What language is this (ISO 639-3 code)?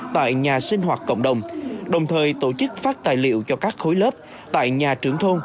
vie